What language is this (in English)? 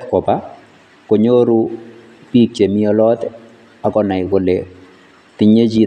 Kalenjin